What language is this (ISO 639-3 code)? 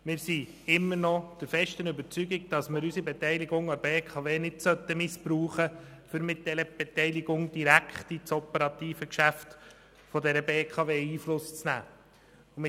gsw